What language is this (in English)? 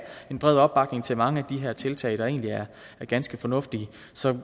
Danish